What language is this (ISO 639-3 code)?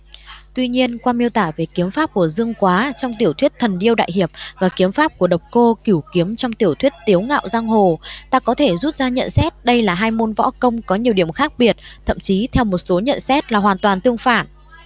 vie